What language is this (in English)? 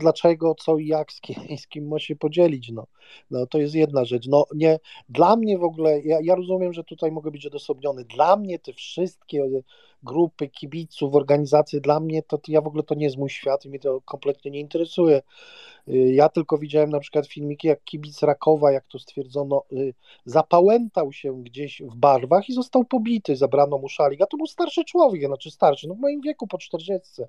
Polish